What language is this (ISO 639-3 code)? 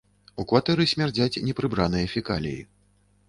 bel